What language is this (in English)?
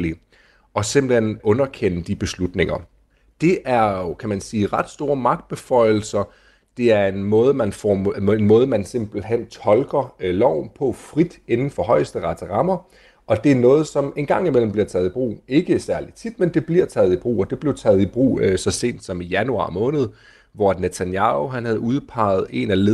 Danish